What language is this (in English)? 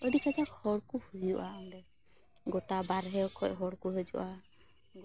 Santali